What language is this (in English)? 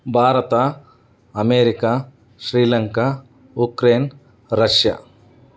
Kannada